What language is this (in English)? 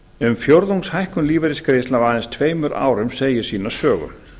Icelandic